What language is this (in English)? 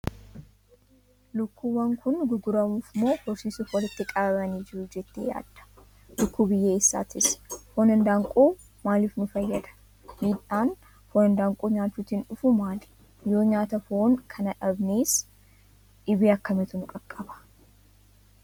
Oromo